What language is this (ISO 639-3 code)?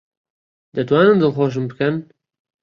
ckb